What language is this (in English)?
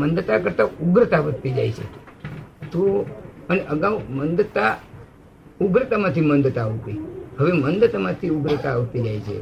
Gujarati